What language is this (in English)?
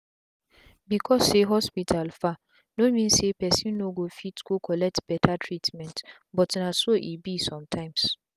Nigerian Pidgin